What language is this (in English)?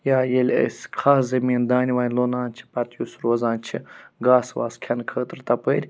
Kashmiri